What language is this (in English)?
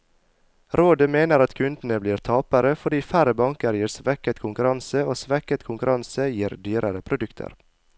Norwegian